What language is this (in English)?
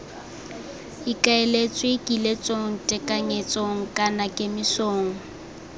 Tswana